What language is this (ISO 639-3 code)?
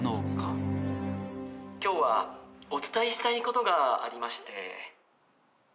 jpn